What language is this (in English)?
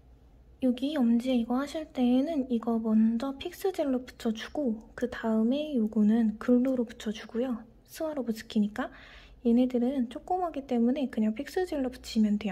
Korean